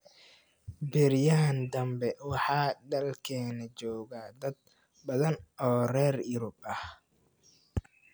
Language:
Somali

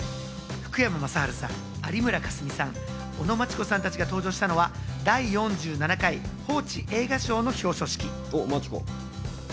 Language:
Japanese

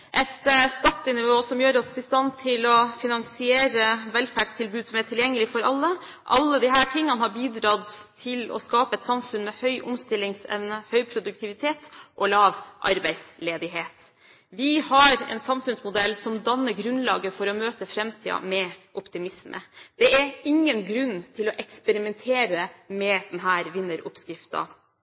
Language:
Norwegian Bokmål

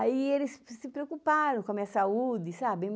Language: Portuguese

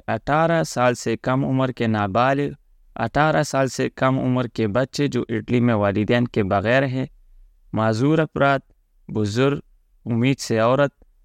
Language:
Urdu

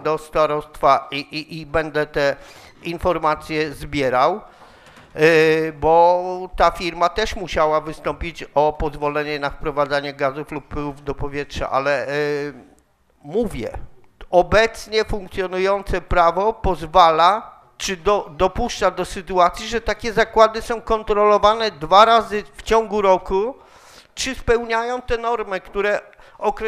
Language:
Polish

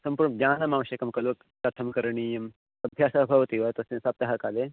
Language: Sanskrit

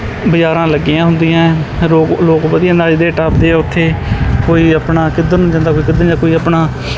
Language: Punjabi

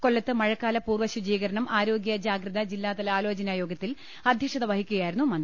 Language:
Malayalam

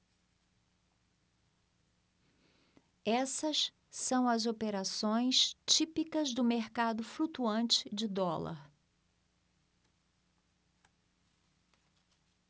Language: Portuguese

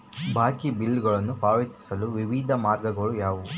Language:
Kannada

